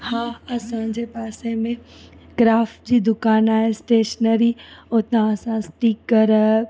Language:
Sindhi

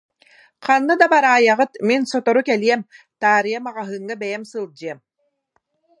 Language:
Yakut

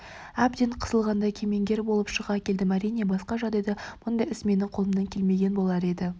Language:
Kazakh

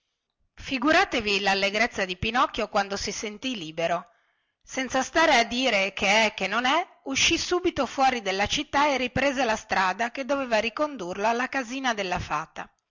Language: Italian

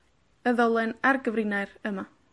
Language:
Welsh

